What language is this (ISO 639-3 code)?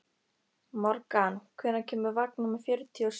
isl